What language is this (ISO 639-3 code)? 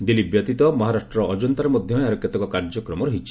ori